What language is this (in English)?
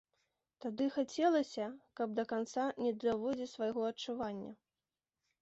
Belarusian